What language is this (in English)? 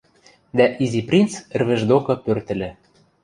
Western Mari